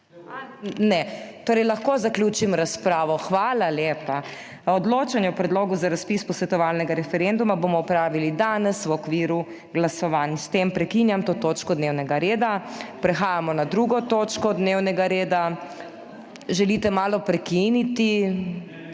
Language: Slovenian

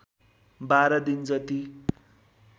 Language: Nepali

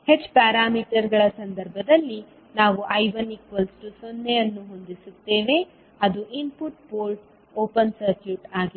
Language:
Kannada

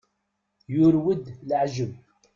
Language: Kabyle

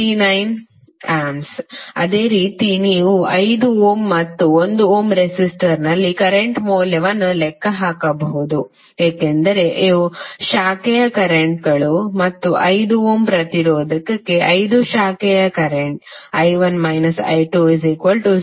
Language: Kannada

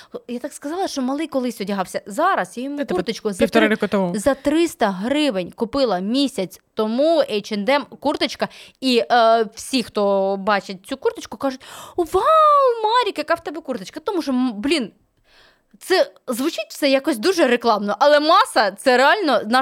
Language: Ukrainian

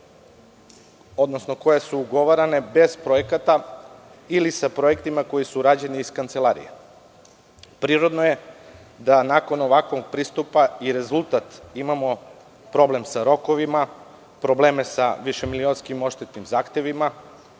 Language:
Serbian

